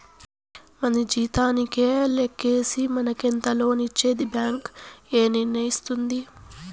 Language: Telugu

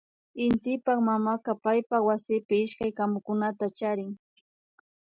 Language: Imbabura Highland Quichua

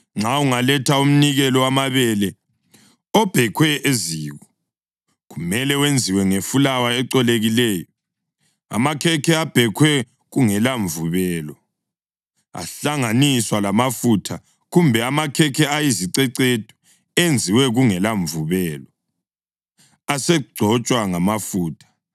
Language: North Ndebele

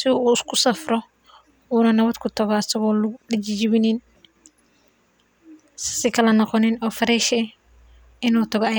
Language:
Somali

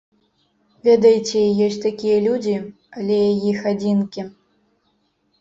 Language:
Belarusian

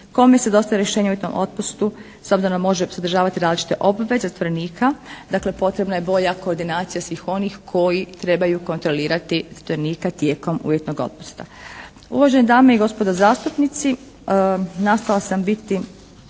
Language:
Croatian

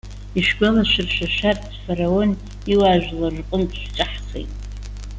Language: Abkhazian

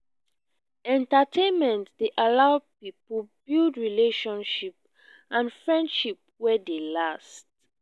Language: Nigerian Pidgin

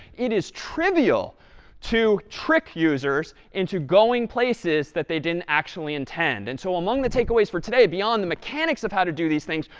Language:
English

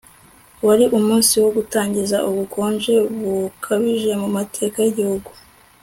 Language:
Kinyarwanda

